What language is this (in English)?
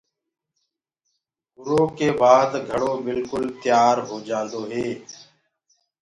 Gurgula